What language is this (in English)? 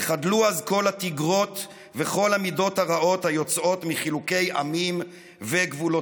Hebrew